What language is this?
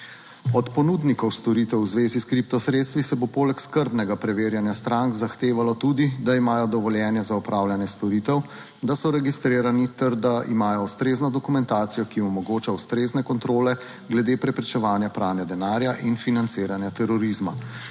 Slovenian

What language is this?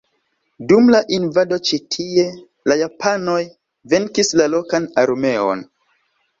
Esperanto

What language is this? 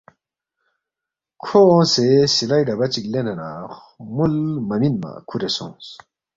Balti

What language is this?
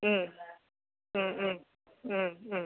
Malayalam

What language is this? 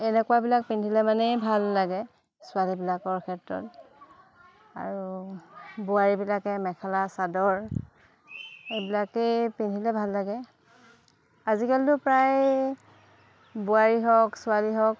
Assamese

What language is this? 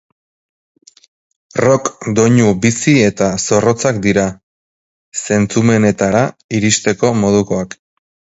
Basque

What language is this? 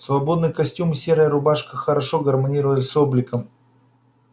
Russian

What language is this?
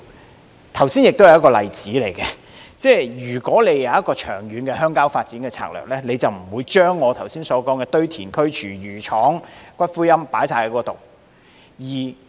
Cantonese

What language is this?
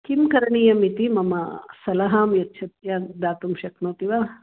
Sanskrit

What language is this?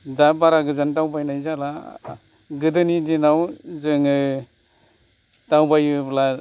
Bodo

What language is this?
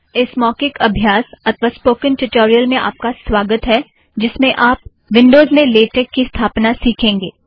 Hindi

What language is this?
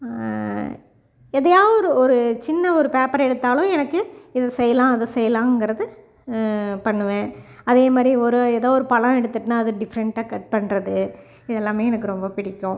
Tamil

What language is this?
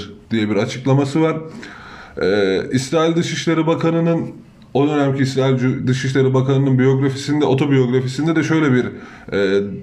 Turkish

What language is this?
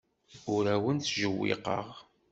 Kabyle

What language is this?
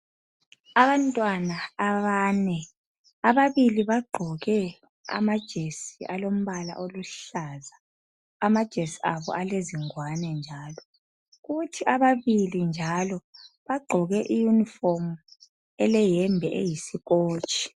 North Ndebele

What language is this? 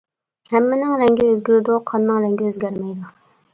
Uyghur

